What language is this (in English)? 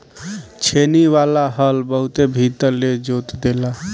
Bhojpuri